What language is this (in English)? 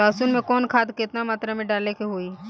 Bhojpuri